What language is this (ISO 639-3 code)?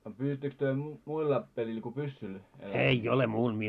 fin